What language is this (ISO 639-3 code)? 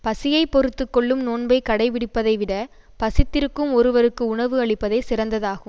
tam